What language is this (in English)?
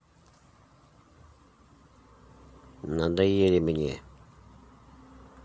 Russian